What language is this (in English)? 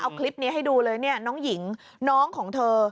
Thai